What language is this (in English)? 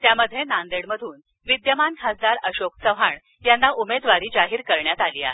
Marathi